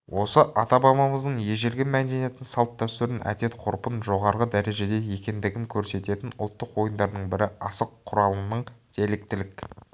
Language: Kazakh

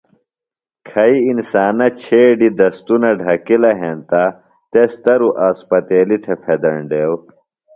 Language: Phalura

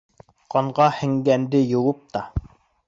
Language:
Bashkir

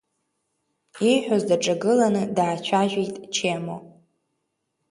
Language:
Abkhazian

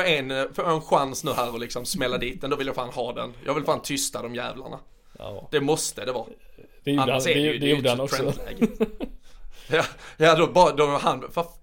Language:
Swedish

